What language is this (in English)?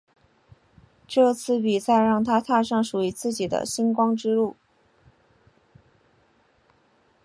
Chinese